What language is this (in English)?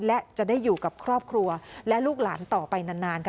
Thai